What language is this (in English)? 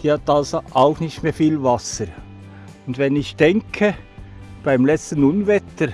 German